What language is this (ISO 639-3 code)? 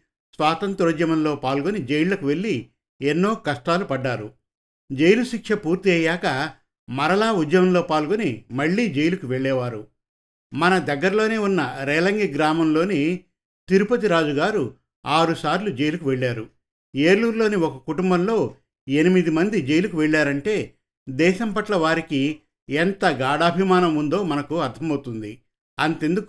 tel